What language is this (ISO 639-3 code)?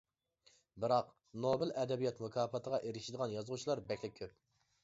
uig